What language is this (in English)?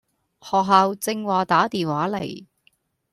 Cantonese